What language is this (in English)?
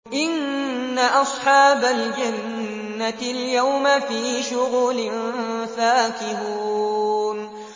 Arabic